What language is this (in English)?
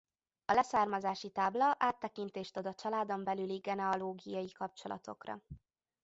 Hungarian